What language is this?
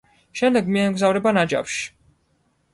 Georgian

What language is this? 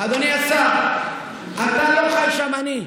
Hebrew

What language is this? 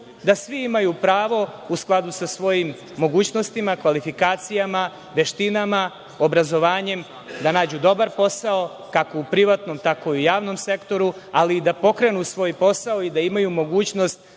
Serbian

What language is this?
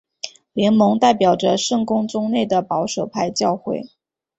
Chinese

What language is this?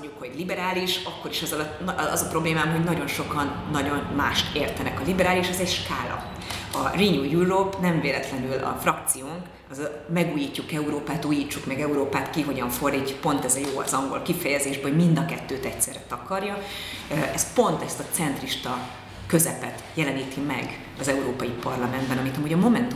Hungarian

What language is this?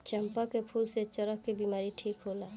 Bhojpuri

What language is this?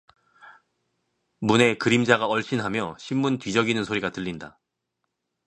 Korean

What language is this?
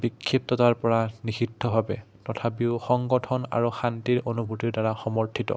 Assamese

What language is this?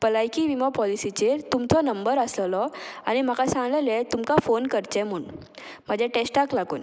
Konkani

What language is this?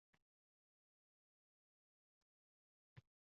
Uzbek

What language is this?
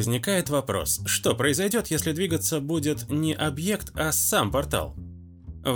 Russian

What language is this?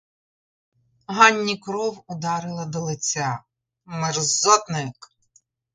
Ukrainian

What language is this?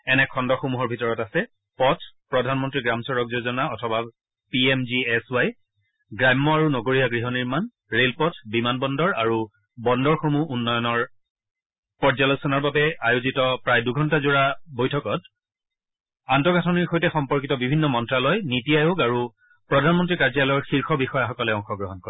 Assamese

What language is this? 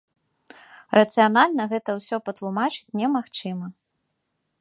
Belarusian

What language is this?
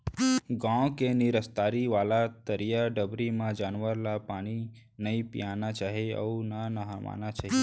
Chhattisgarhi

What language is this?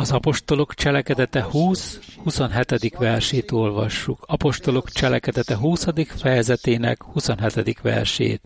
Hungarian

